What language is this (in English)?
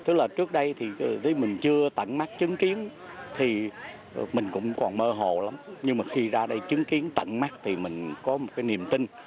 Vietnamese